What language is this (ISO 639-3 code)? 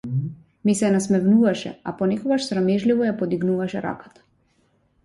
mkd